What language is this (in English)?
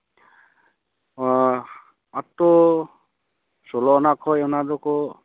Santali